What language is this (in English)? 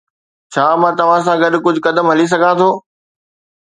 Sindhi